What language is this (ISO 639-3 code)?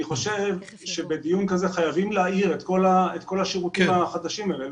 heb